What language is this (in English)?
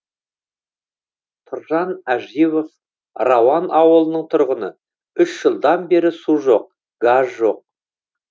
Kazakh